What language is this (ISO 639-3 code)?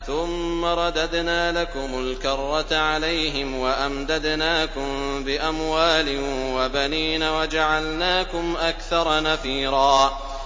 ara